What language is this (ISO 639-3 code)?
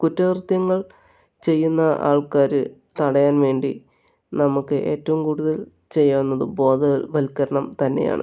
mal